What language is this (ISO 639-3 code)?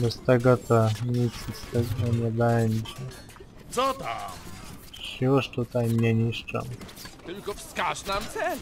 pol